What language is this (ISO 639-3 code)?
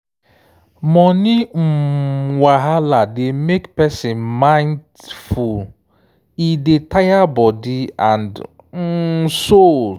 pcm